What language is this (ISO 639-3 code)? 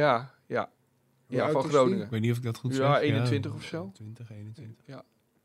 nld